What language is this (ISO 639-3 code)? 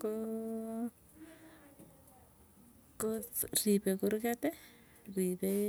tuy